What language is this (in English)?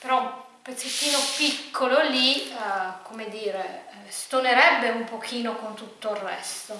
Italian